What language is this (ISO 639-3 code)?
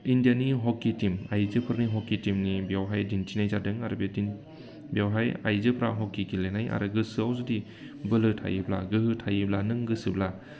brx